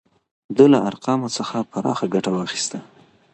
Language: Pashto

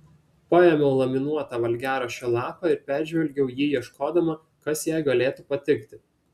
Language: Lithuanian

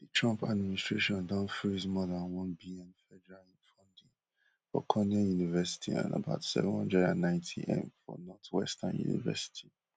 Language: Nigerian Pidgin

